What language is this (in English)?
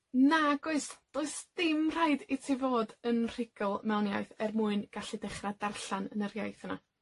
Welsh